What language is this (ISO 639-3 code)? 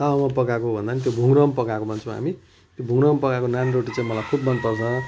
nep